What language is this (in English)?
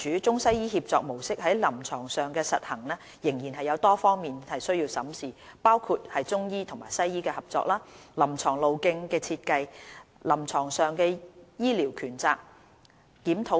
Cantonese